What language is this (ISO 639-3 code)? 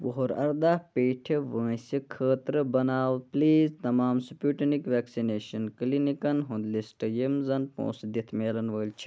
kas